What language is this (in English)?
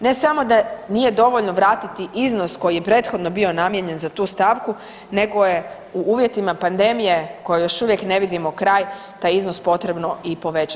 Croatian